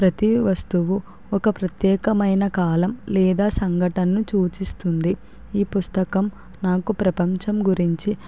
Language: Telugu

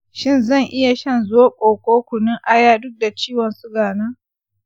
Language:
Hausa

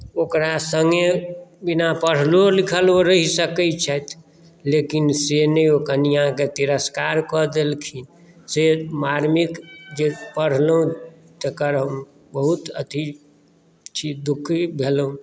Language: Maithili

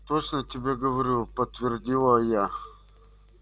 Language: Russian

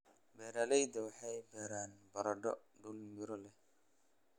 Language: Somali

